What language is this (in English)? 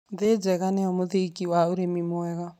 Kikuyu